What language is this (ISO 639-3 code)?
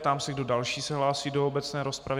ces